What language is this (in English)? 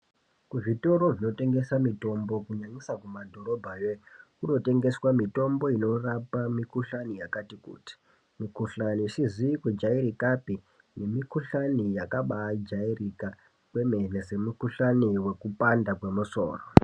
Ndau